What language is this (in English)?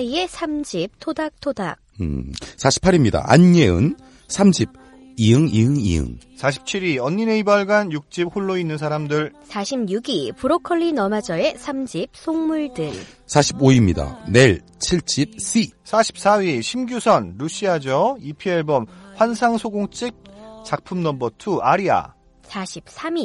Korean